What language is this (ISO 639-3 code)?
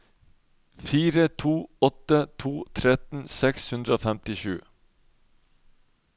nor